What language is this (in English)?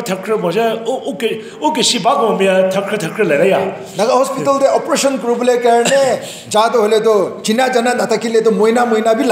English